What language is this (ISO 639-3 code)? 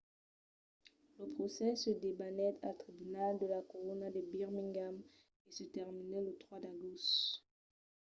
oci